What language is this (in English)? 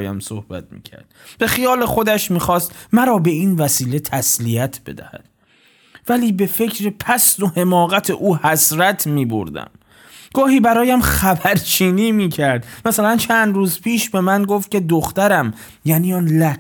Persian